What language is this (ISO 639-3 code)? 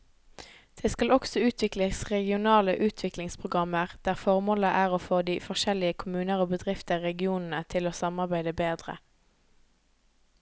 nor